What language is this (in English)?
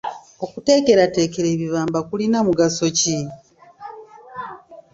Ganda